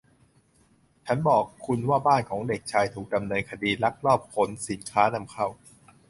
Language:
Thai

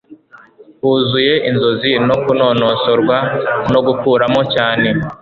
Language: Kinyarwanda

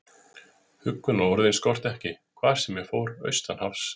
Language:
Icelandic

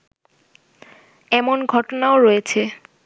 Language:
Bangla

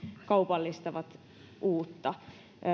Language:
Finnish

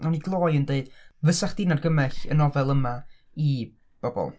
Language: Welsh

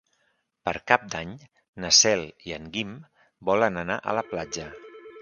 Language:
Catalan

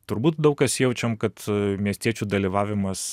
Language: Lithuanian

